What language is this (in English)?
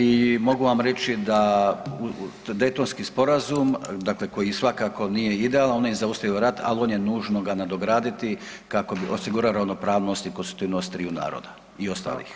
Croatian